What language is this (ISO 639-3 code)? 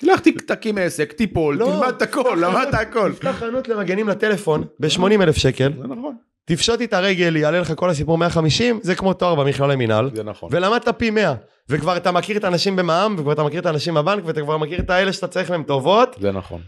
heb